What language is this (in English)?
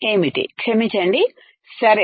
Telugu